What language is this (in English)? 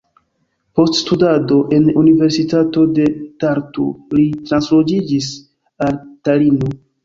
Esperanto